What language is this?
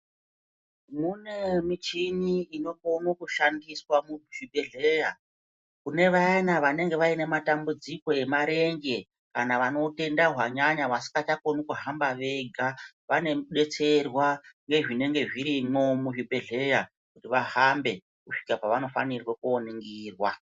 Ndau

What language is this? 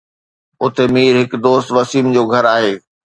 Sindhi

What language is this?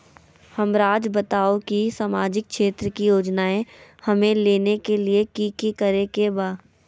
Magahi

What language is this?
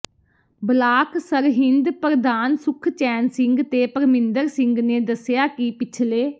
Punjabi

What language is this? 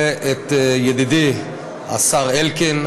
Hebrew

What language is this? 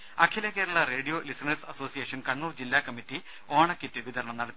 Malayalam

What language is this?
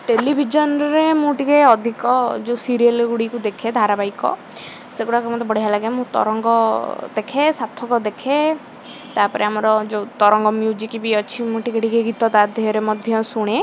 Odia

